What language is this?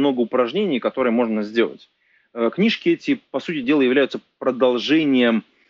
Russian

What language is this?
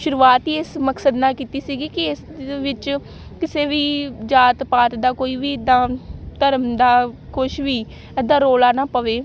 Punjabi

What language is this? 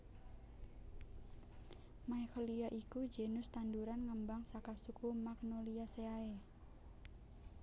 Javanese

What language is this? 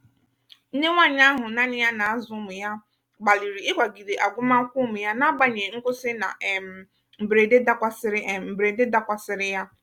Igbo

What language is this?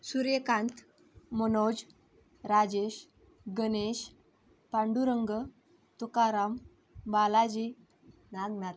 Marathi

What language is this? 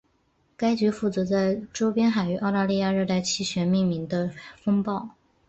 Chinese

